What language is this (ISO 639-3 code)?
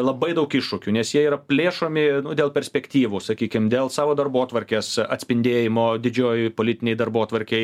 lit